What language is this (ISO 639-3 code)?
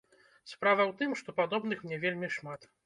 bel